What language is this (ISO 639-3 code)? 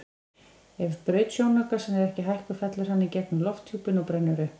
isl